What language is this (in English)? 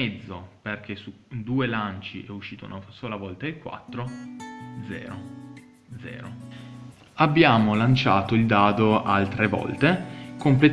Italian